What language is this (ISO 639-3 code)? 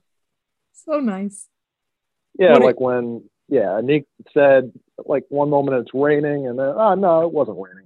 eng